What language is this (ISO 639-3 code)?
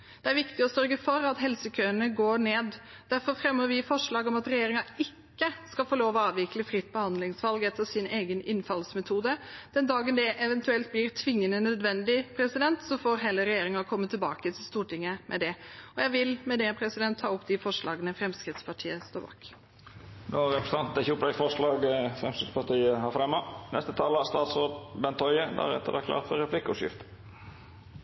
nor